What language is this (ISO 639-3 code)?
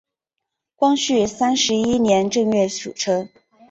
zho